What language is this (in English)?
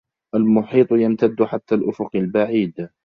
Arabic